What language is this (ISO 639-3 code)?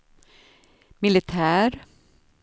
swe